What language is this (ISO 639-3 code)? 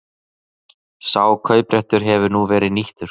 isl